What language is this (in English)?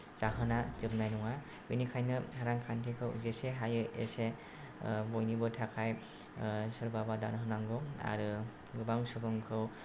Bodo